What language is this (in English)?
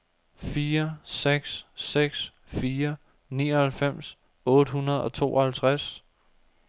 Danish